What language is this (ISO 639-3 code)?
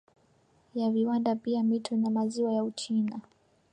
swa